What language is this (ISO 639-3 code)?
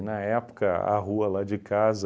por